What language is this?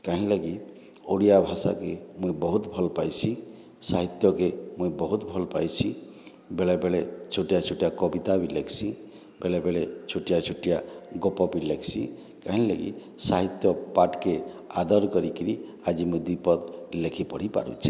Odia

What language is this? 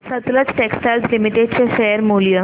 Marathi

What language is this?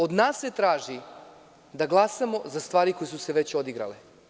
Serbian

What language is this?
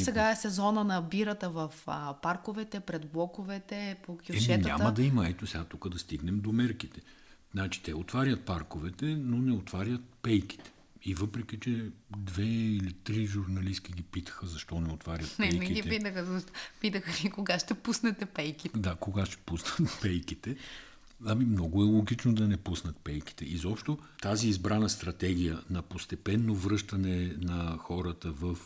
Bulgarian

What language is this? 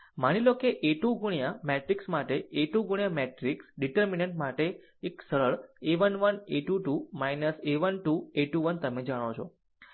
Gujarati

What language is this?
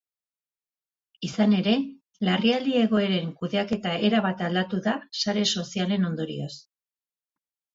Basque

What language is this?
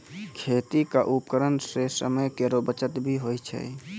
Maithili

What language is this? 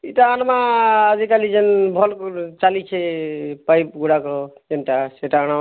Odia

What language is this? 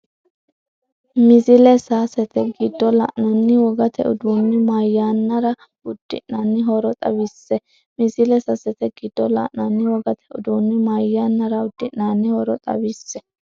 Sidamo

